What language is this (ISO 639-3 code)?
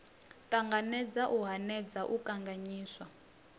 ven